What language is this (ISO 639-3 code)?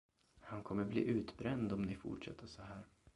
swe